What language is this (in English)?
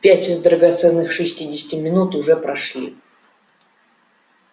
Russian